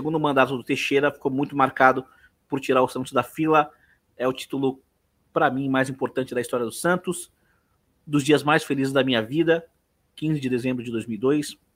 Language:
Portuguese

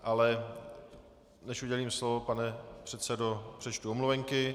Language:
Czech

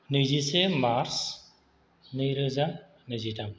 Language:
Bodo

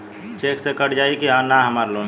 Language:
Bhojpuri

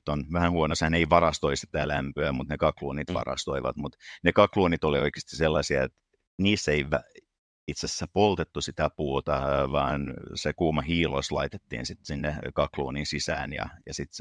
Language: Finnish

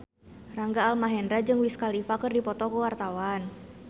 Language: Sundanese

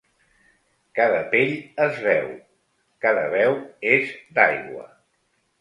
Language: Catalan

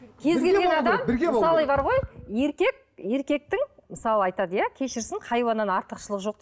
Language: Kazakh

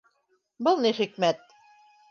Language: Bashkir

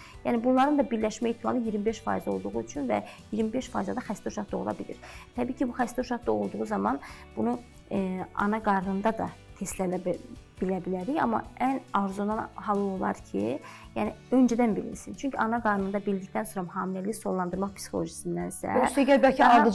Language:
Turkish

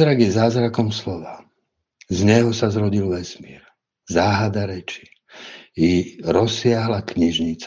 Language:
Slovak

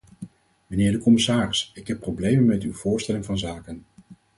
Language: Dutch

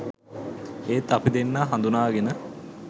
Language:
Sinhala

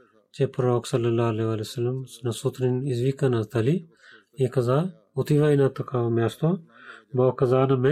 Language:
Bulgarian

